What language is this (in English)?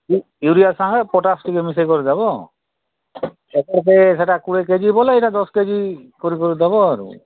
Odia